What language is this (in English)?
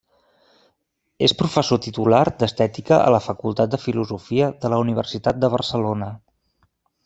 Catalan